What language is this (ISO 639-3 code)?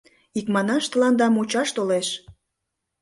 chm